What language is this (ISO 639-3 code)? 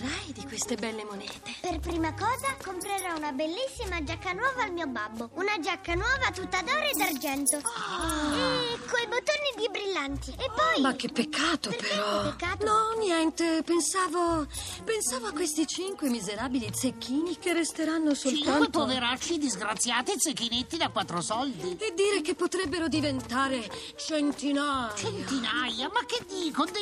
ita